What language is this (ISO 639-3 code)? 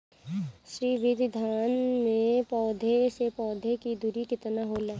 bho